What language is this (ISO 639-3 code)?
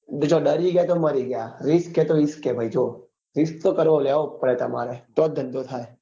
guj